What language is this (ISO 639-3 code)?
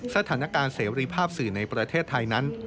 tha